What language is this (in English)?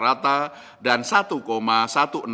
Indonesian